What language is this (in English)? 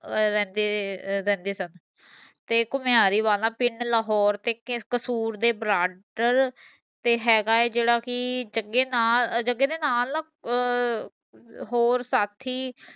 Punjabi